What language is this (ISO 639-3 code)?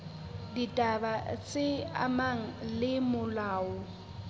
sot